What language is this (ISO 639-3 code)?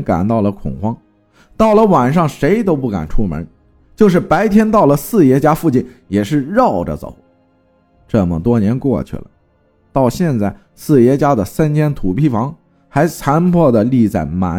zho